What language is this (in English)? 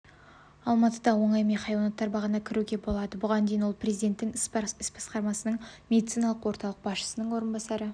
Kazakh